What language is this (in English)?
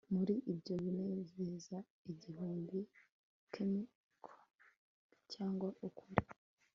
Kinyarwanda